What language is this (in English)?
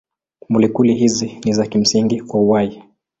Swahili